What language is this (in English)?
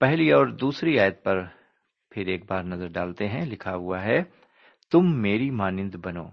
Urdu